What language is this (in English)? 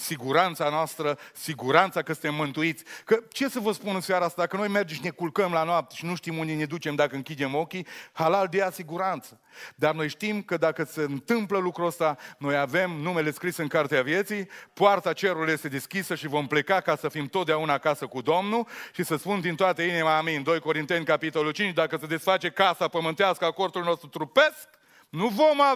Romanian